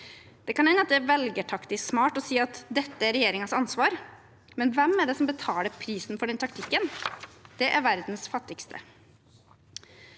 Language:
Norwegian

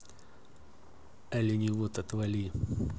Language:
Russian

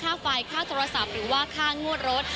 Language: Thai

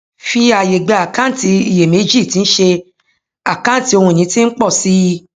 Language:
Yoruba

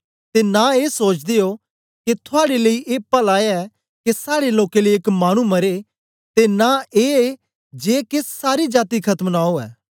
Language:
Dogri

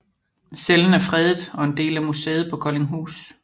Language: Danish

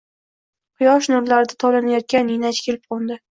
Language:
Uzbek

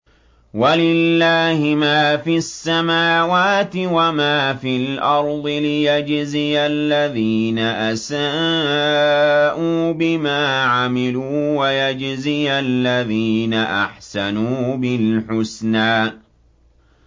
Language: Arabic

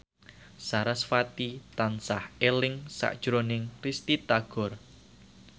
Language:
Javanese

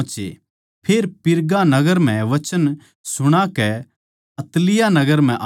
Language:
Haryanvi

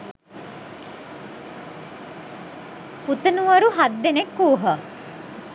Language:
Sinhala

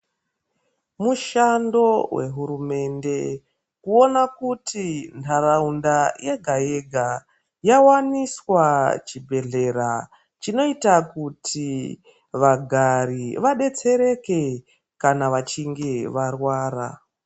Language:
Ndau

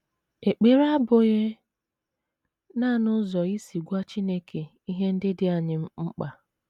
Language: Igbo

